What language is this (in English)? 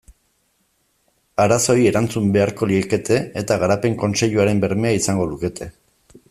Basque